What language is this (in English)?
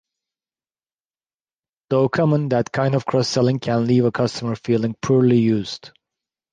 English